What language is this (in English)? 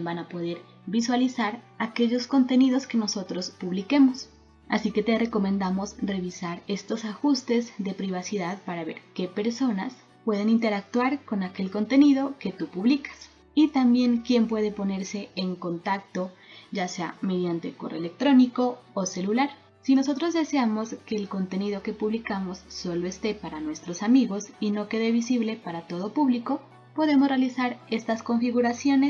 Spanish